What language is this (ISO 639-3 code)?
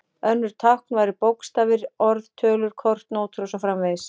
isl